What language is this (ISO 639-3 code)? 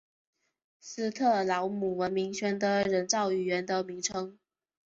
zho